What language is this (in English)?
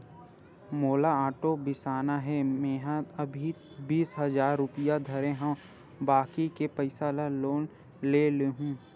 Chhattisgarhi